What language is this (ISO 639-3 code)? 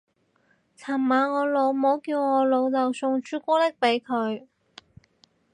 yue